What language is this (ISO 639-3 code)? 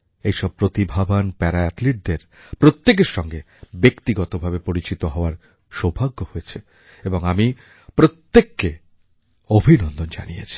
ben